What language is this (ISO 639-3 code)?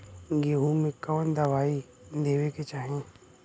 bho